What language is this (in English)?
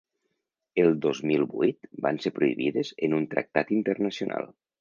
Catalan